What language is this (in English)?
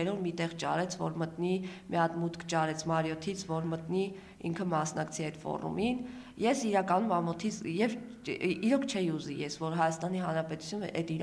Romanian